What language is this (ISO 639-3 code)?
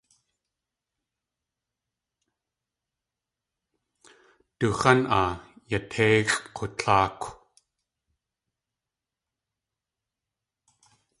tli